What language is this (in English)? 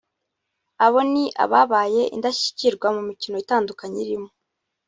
Kinyarwanda